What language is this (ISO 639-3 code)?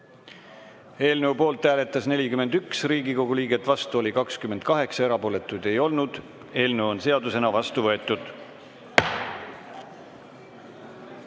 est